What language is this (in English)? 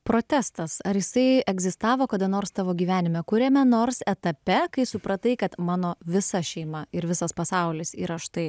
Lithuanian